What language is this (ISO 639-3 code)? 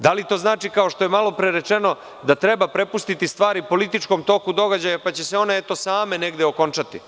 srp